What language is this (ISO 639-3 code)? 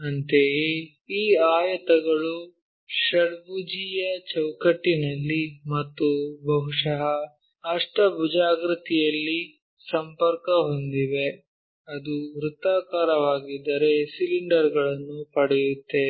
kan